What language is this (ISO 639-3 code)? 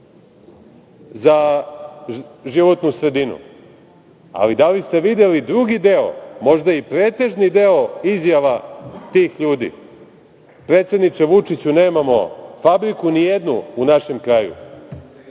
srp